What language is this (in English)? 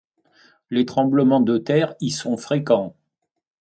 French